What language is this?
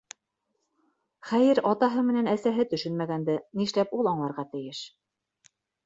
Bashkir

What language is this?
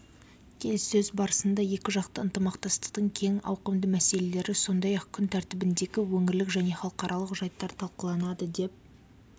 Kazakh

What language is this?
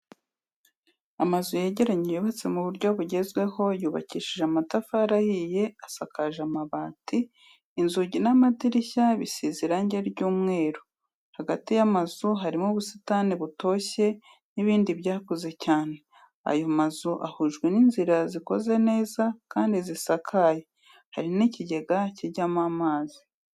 Kinyarwanda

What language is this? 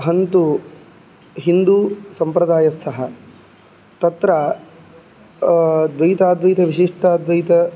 Sanskrit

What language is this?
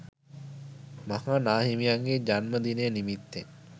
Sinhala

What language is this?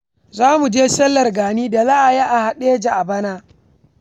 Hausa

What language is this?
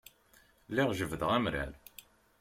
Kabyle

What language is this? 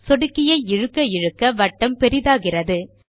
Tamil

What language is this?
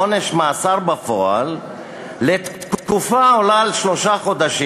Hebrew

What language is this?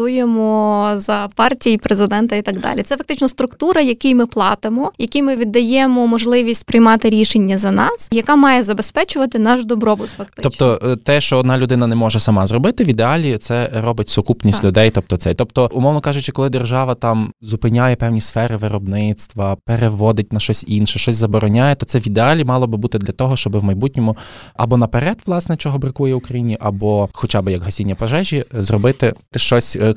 Ukrainian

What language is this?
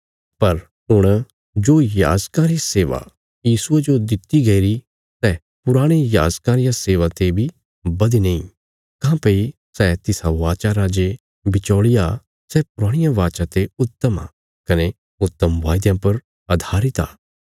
Bilaspuri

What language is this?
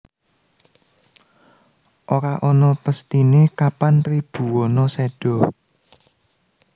Javanese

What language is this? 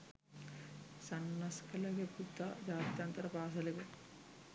Sinhala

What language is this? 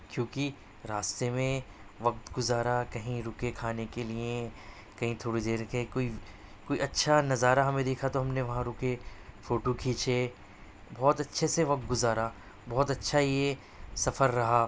Urdu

